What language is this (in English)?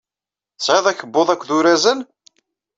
Kabyle